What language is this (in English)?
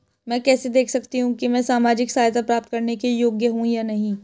Hindi